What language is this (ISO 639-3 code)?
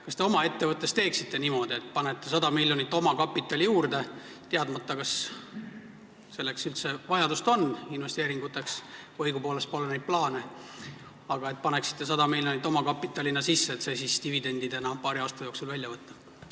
est